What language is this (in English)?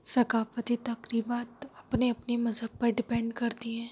Urdu